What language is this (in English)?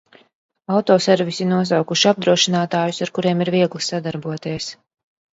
Latvian